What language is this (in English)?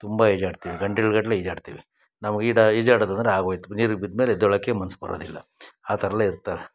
Kannada